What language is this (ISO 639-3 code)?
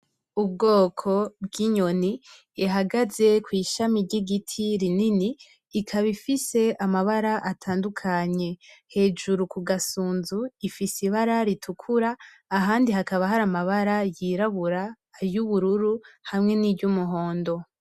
run